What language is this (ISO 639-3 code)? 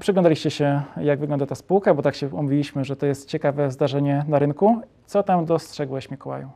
pol